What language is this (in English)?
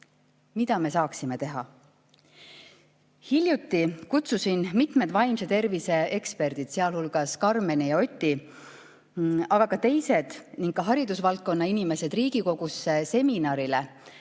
Estonian